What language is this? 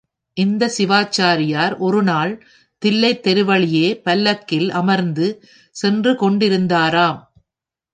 Tamil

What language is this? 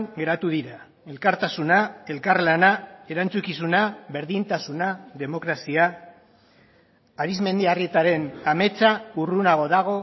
Basque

